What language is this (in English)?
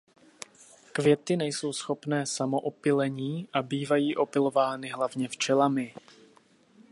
Czech